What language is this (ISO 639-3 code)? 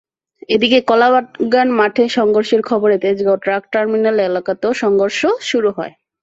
ben